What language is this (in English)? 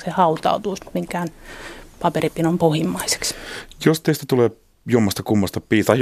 Finnish